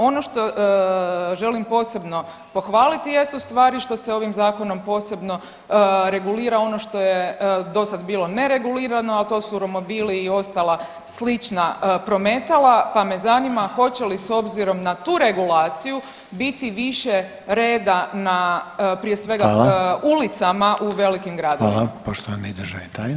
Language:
Croatian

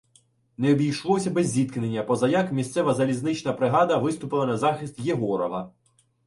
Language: Ukrainian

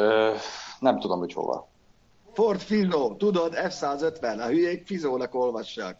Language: Hungarian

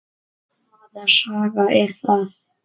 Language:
Icelandic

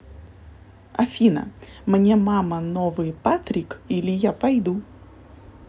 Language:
Russian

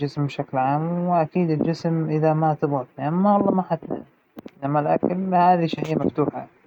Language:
Hijazi Arabic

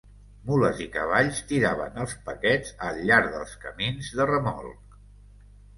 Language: Catalan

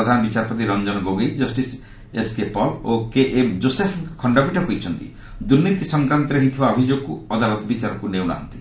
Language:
Odia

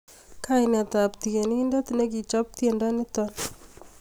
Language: Kalenjin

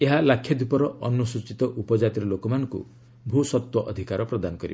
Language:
Odia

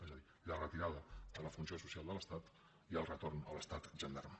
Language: Catalan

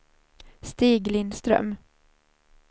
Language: Swedish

